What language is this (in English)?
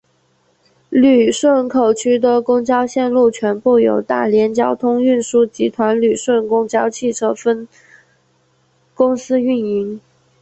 Chinese